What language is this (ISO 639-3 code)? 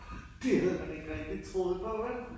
dan